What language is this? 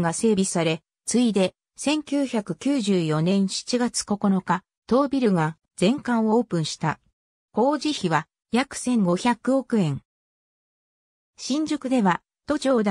Japanese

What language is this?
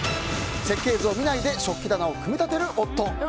Japanese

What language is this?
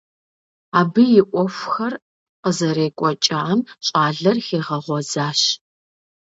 Kabardian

